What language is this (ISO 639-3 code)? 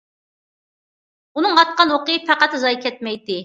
uig